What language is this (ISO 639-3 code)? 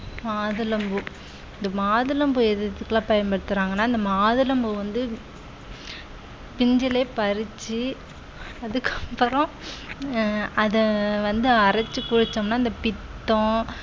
tam